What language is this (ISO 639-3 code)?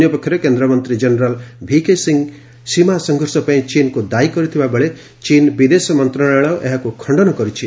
ori